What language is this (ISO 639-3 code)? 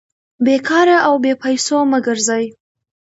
pus